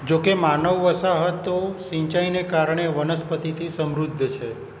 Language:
Gujarati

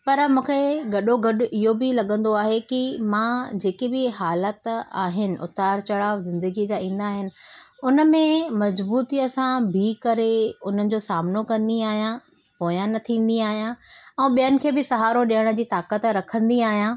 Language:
Sindhi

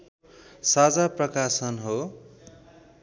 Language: Nepali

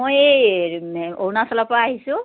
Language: Assamese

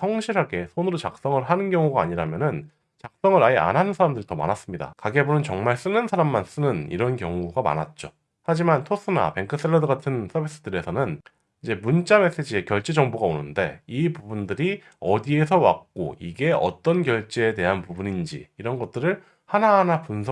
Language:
Korean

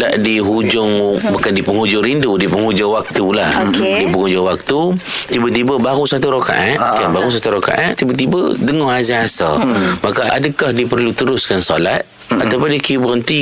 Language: Malay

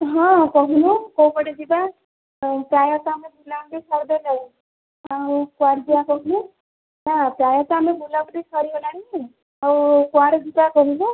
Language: Odia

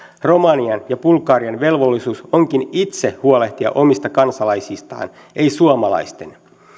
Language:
Finnish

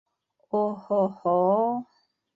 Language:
Bashkir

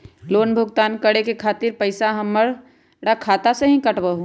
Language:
Magahi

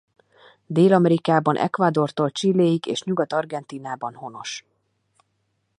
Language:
Hungarian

